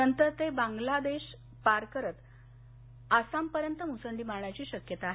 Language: Marathi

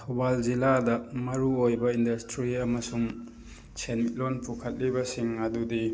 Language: Manipuri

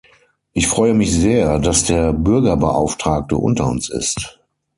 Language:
German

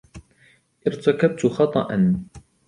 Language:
Arabic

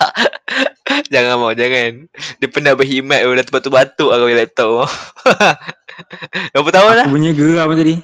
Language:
Malay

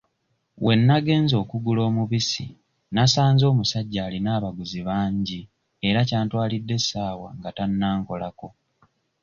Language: Ganda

